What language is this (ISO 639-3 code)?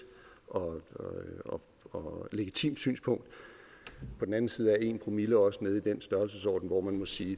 dan